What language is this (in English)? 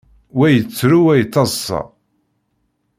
Kabyle